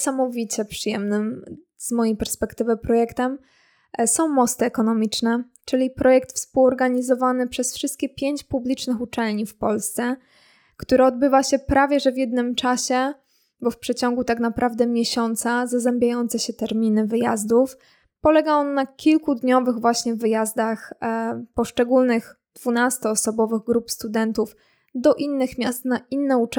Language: Polish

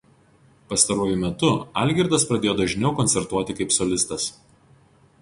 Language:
Lithuanian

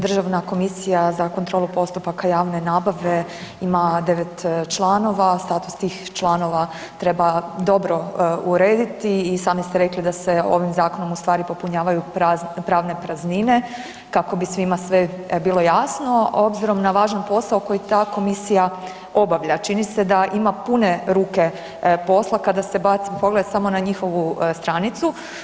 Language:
Croatian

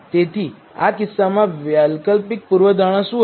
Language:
Gujarati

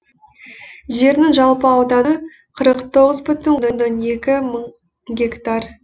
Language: Kazakh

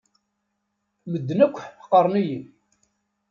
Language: Kabyle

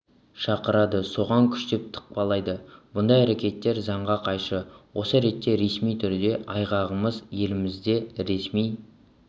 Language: Kazakh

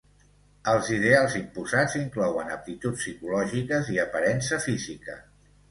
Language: Catalan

